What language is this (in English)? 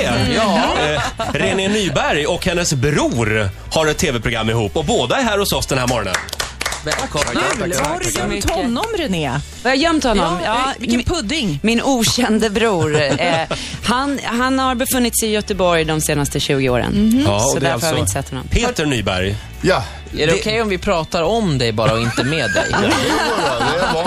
Swedish